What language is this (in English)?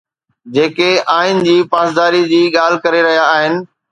Sindhi